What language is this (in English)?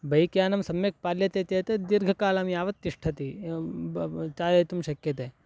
Sanskrit